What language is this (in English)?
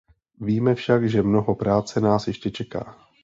Czech